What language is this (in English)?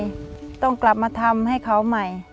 Thai